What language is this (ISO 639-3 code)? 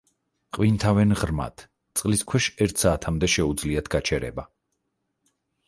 kat